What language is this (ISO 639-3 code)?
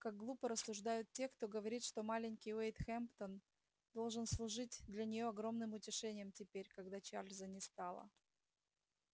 rus